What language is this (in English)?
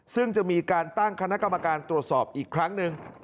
Thai